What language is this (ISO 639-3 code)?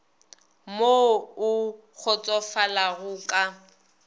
nso